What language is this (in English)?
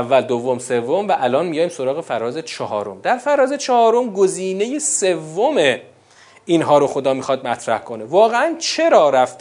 Persian